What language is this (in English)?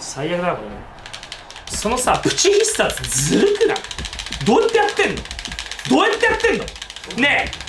Japanese